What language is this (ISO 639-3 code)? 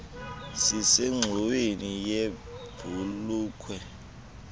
xho